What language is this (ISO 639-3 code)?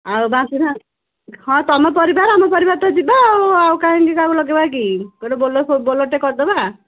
ori